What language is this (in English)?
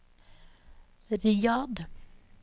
Norwegian